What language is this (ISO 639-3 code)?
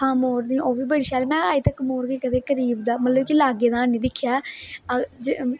doi